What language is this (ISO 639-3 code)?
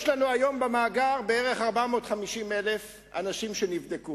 heb